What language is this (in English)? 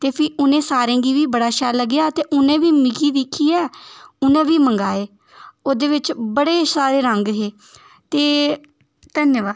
Dogri